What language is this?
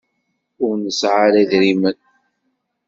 Kabyle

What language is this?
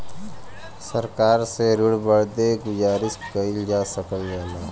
Bhojpuri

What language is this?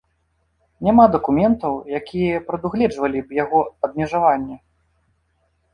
Belarusian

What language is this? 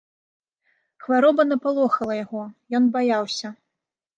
Belarusian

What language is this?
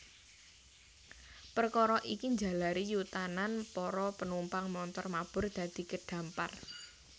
Javanese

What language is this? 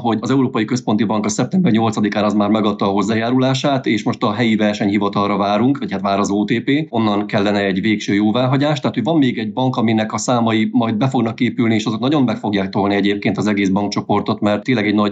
Hungarian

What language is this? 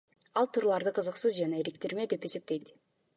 Kyrgyz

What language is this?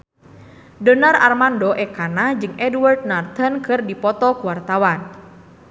Sundanese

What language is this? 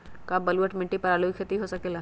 Magahi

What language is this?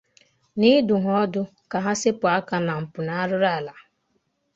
Igbo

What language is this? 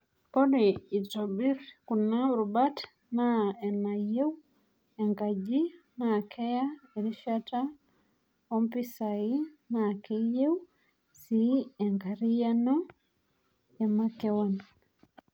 Masai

